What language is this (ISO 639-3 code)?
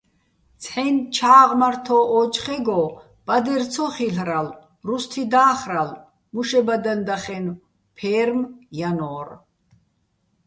bbl